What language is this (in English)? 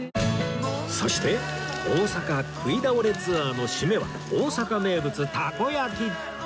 Japanese